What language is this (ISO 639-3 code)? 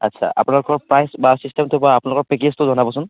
asm